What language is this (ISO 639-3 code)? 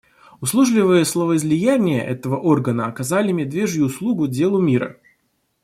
rus